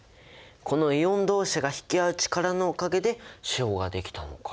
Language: Japanese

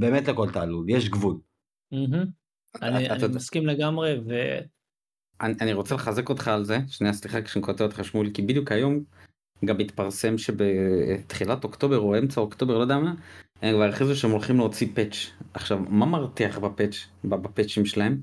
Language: Hebrew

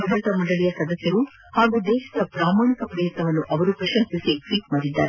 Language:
Kannada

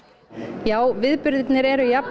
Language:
Icelandic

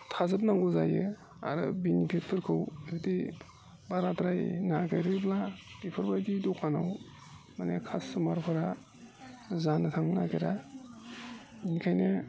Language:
Bodo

